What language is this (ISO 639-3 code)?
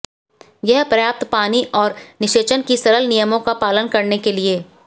hin